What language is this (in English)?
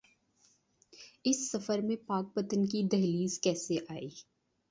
Urdu